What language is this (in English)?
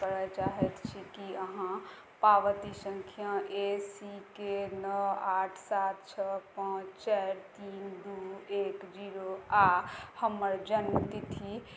Maithili